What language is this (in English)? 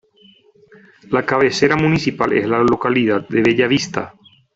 Spanish